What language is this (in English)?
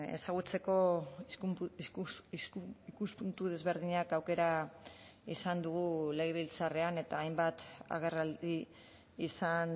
Basque